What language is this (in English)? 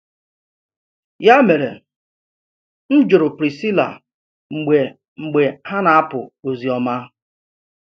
Igbo